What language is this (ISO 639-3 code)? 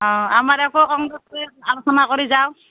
asm